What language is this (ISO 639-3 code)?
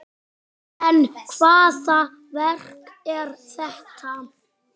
isl